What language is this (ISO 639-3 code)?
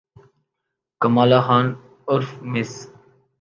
urd